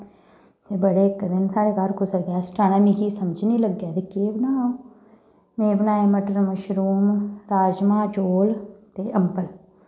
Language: Dogri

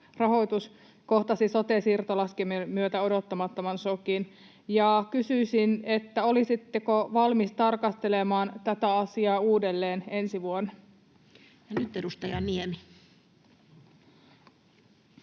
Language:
Finnish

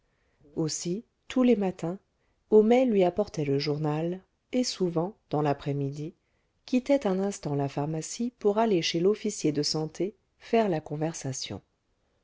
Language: French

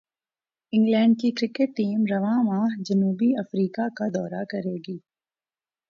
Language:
Urdu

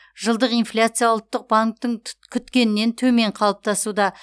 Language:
Kazakh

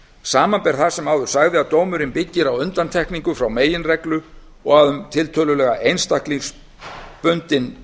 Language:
Icelandic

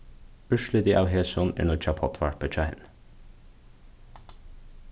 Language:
Faroese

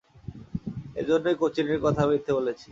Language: Bangla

